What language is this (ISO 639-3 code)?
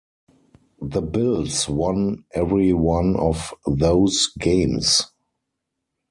eng